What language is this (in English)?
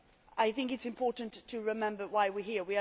English